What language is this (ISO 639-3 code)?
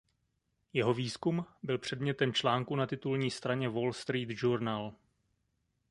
ces